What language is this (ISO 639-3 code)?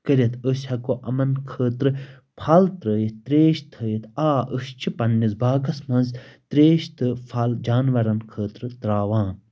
kas